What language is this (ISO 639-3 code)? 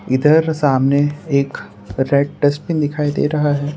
hin